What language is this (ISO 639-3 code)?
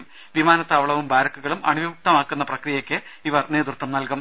mal